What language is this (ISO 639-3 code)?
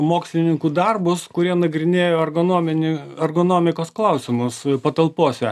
lit